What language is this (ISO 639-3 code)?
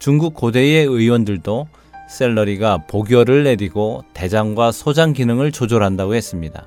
kor